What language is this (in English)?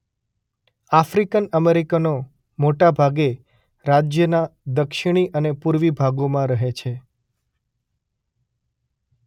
Gujarati